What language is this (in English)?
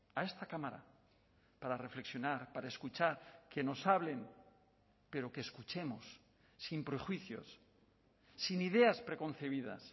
Spanish